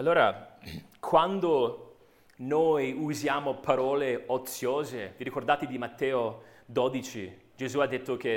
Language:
Italian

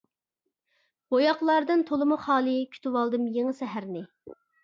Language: Uyghur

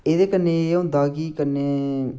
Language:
Dogri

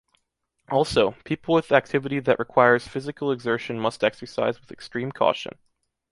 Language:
English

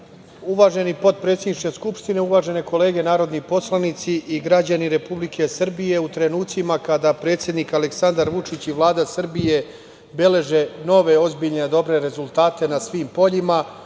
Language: Serbian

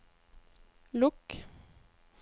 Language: Norwegian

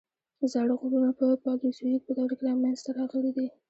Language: Pashto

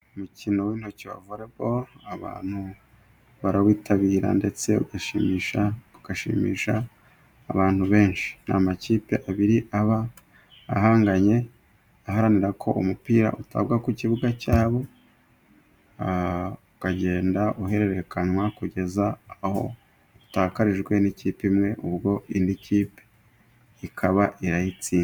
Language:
Kinyarwanda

